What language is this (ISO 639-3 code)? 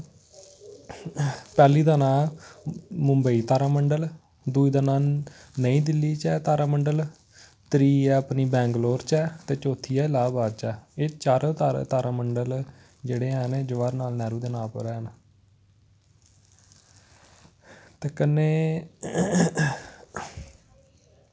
doi